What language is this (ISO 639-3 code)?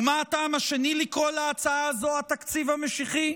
heb